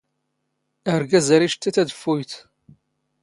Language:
Standard Moroccan Tamazight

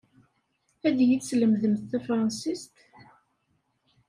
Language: Kabyle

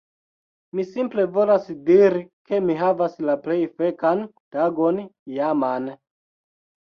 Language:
Esperanto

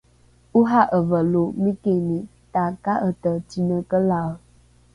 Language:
Rukai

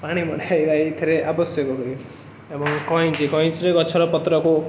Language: Odia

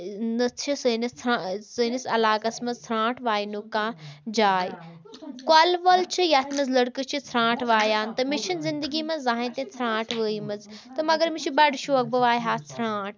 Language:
Kashmiri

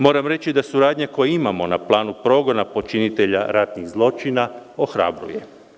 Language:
Serbian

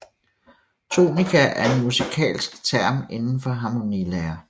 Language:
Danish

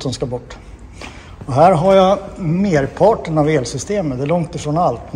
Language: Swedish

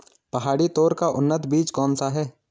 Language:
Hindi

